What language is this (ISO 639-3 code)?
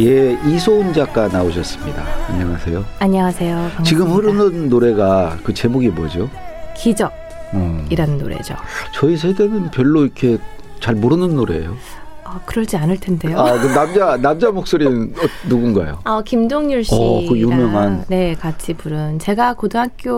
kor